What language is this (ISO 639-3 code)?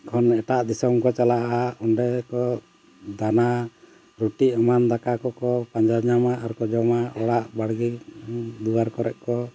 sat